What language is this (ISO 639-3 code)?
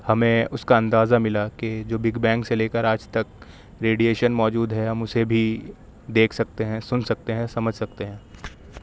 urd